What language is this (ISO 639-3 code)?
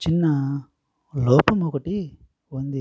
tel